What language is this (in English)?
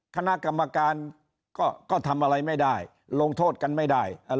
Thai